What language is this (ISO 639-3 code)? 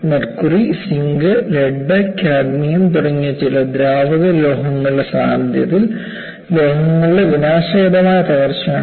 mal